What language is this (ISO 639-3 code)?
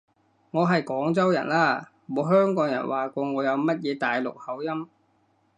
yue